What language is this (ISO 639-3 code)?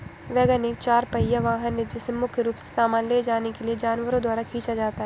hin